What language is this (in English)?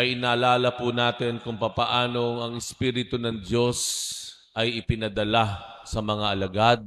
Filipino